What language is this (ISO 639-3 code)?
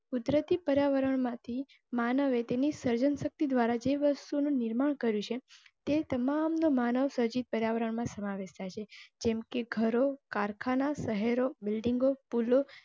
guj